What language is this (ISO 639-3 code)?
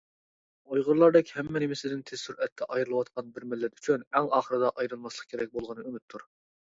uig